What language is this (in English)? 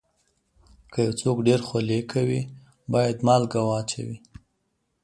Pashto